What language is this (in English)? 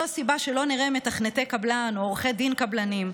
Hebrew